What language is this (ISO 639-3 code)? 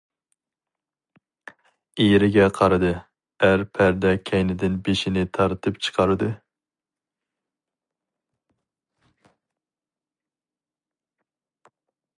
uig